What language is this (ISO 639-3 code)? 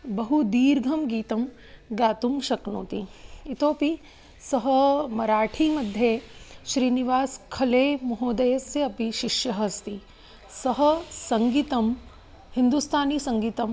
san